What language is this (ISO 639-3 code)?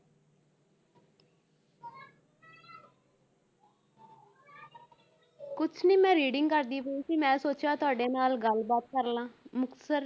pan